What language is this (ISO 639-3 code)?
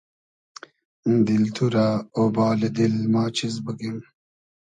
haz